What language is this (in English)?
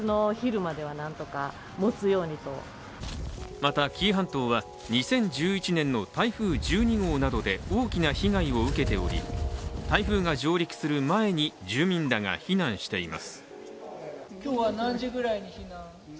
Japanese